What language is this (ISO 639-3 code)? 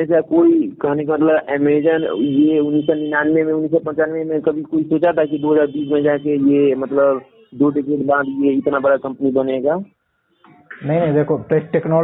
hin